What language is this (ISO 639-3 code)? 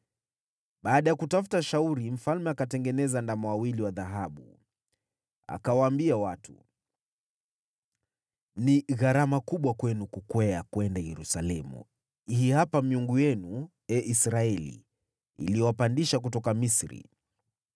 swa